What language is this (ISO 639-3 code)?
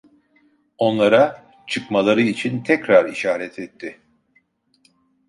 tur